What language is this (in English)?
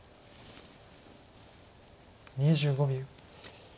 Japanese